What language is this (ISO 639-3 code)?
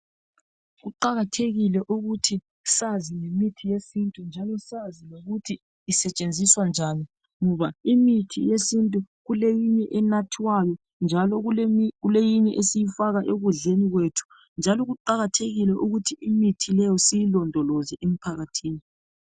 nde